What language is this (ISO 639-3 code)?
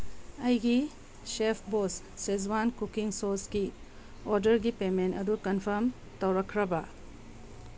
mni